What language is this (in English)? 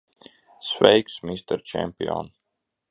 Latvian